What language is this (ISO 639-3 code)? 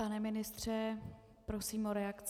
ces